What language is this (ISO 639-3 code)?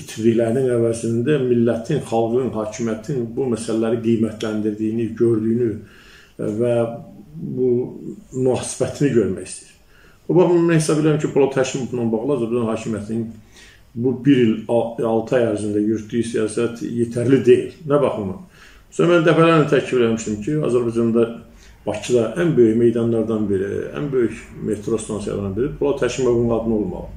tur